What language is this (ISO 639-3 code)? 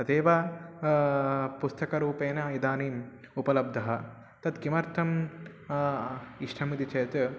san